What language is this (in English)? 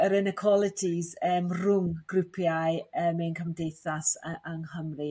Welsh